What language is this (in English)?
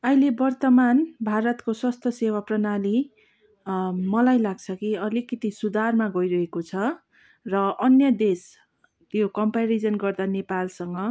Nepali